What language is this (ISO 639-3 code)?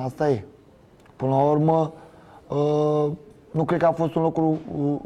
ron